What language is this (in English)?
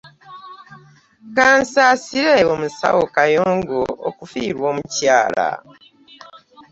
Ganda